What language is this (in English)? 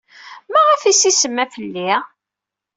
Kabyle